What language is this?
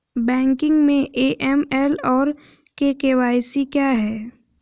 Hindi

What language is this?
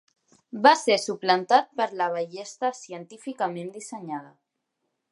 Catalan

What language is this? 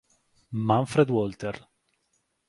Italian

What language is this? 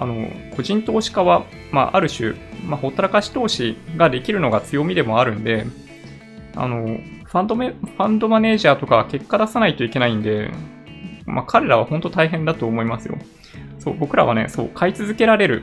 Japanese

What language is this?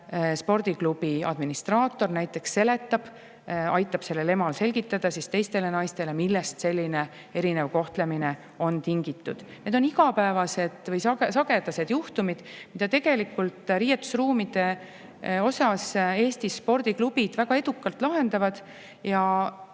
Estonian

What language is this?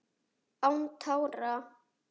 Icelandic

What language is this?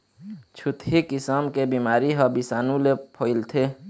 Chhattisgarhi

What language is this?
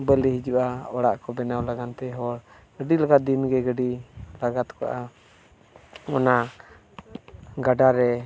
Santali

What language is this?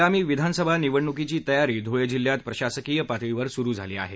Marathi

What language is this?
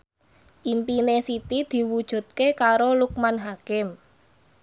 Javanese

